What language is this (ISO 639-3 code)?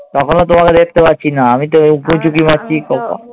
ben